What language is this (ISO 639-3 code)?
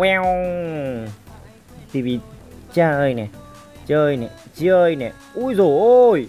vie